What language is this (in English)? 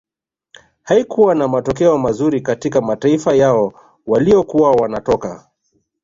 Swahili